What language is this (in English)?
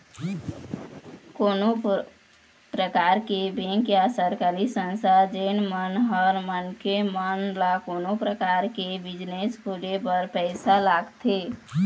Chhattisgarhi